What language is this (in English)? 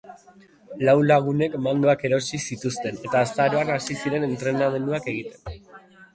Basque